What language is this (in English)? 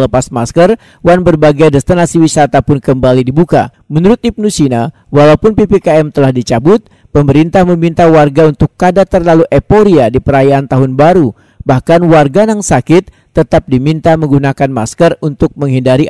Indonesian